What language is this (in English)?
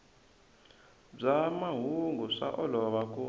Tsonga